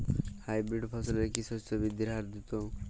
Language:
Bangla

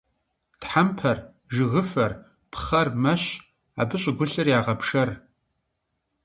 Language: Kabardian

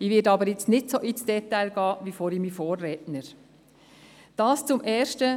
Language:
Swiss German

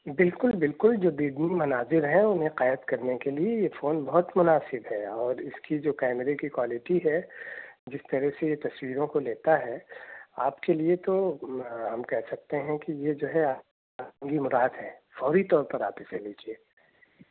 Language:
Urdu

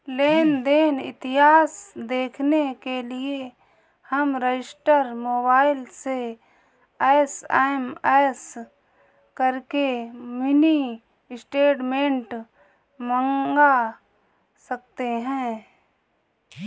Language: Hindi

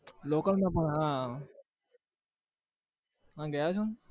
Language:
Gujarati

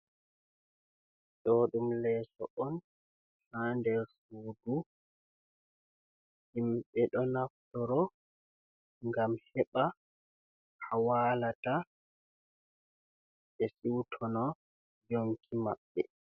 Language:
Fula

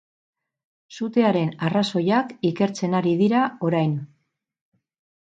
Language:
Basque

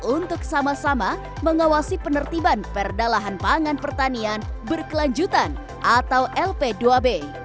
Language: Indonesian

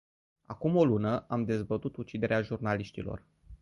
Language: Romanian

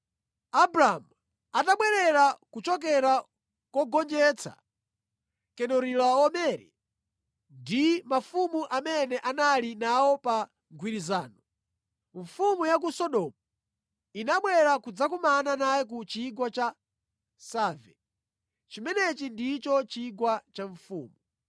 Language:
Nyanja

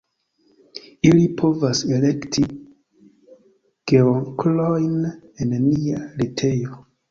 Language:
Esperanto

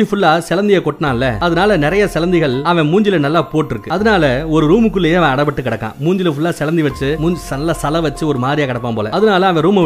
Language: Tamil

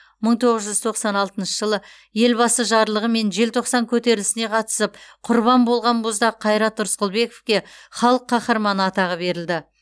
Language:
Kazakh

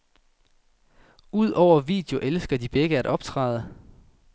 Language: Danish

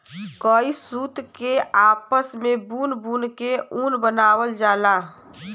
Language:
Bhojpuri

